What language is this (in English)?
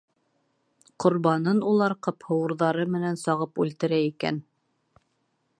Bashkir